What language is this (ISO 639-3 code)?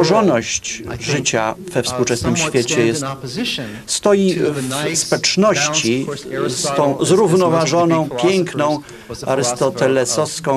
pol